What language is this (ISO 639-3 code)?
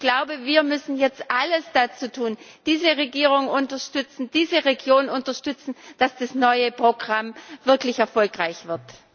deu